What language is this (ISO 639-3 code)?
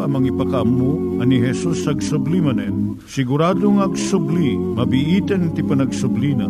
fil